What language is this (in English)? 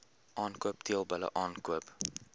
Afrikaans